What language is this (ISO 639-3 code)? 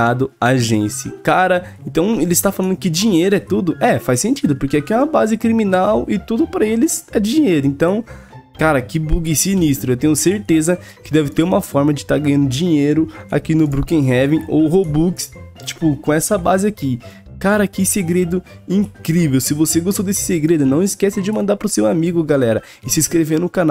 por